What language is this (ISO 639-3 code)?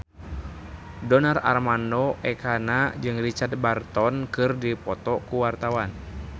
sun